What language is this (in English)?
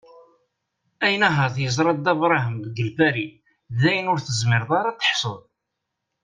Kabyle